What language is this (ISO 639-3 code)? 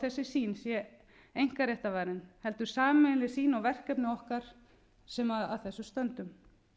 isl